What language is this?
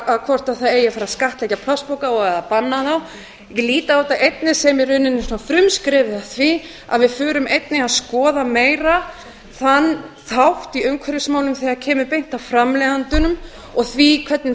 Icelandic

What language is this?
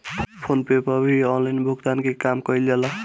Bhojpuri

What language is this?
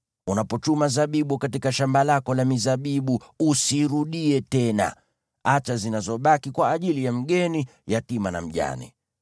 Swahili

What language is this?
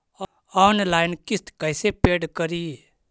Magahi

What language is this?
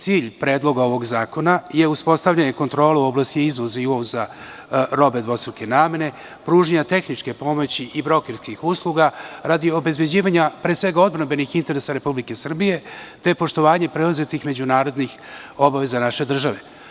Serbian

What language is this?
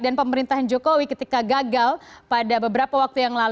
Indonesian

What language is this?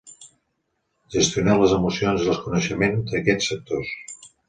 Catalan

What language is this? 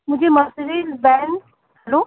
Urdu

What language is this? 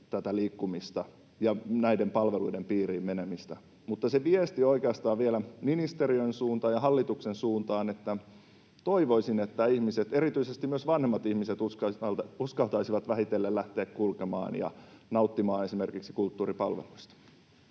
Finnish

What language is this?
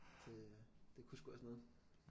Danish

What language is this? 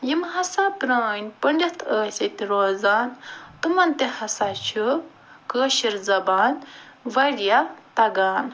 Kashmiri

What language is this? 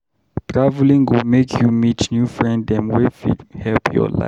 Nigerian Pidgin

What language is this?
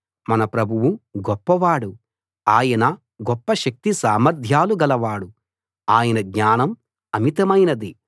Telugu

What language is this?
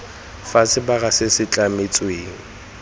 Tswana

